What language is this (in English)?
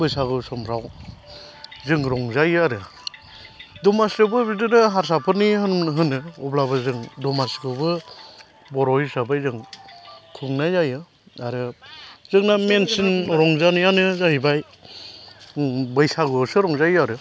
Bodo